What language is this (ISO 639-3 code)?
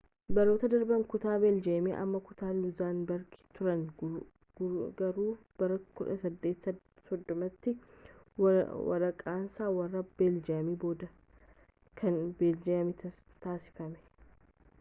orm